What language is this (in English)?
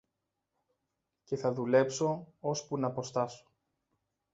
Greek